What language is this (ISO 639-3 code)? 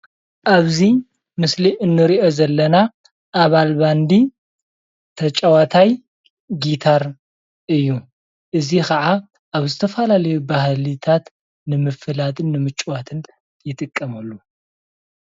tir